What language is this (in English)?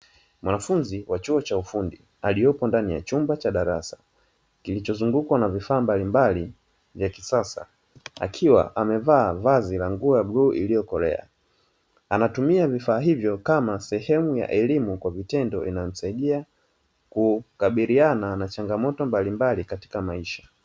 Swahili